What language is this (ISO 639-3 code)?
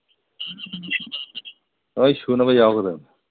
mni